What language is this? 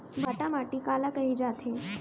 Chhattisgarhi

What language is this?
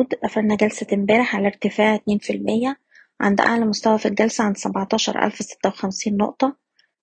Arabic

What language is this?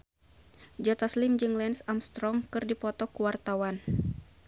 Sundanese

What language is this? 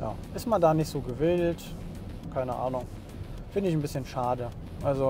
German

